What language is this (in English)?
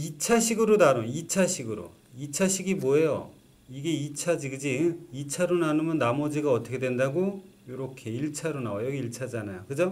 Korean